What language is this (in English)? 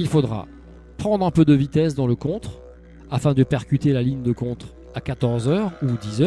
French